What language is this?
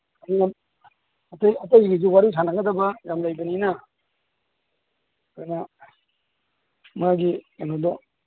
Manipuri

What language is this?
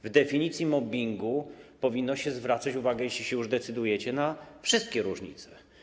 Polish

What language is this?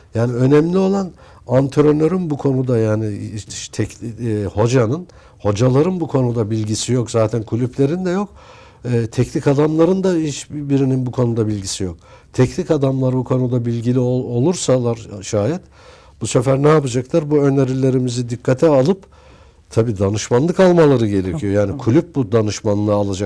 Turkish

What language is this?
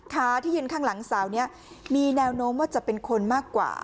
Thai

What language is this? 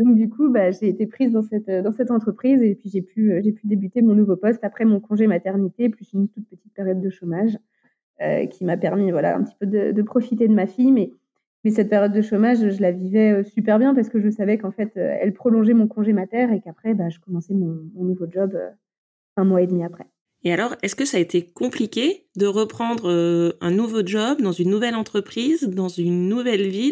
French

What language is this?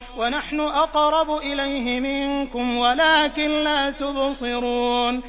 Arabic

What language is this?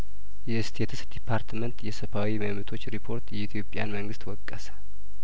Amharic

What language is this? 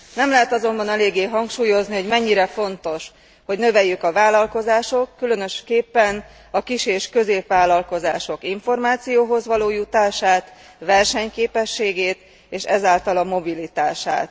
Hungarian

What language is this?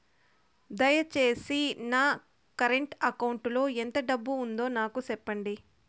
Telugu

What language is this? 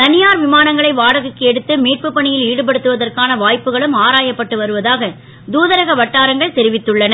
Tamil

